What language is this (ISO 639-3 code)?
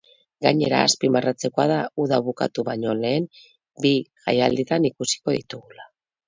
eus